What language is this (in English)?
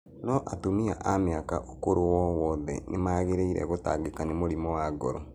Kikuyu